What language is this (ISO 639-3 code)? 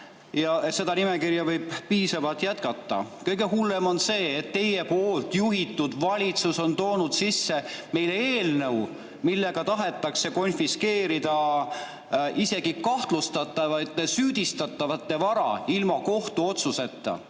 est